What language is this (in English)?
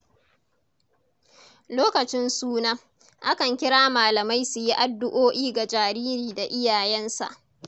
Hausa